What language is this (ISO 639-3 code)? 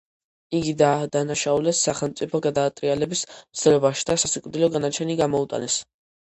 kat